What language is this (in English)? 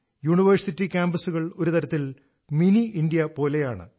Malayalam